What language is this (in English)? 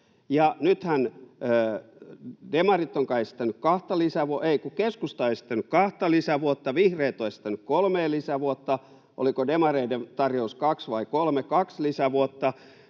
Finnish